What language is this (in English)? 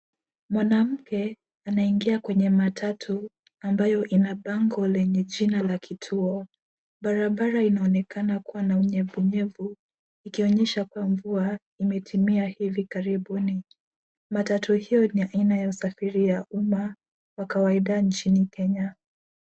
Swahili